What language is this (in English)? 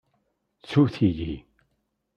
Kabyle